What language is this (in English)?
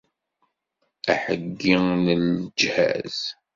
Kabyle